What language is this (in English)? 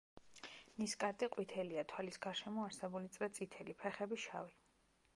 Georgian